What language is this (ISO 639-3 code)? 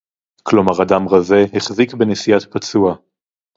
heb